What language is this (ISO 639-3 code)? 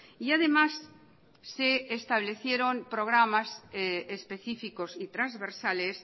spa